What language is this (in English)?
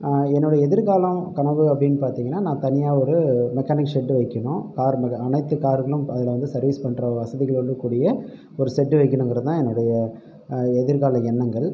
Tamil